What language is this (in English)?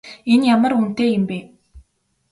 Mongolian